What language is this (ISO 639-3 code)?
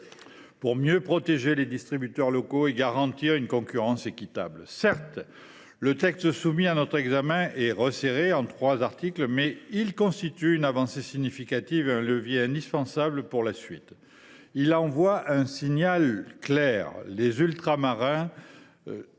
fra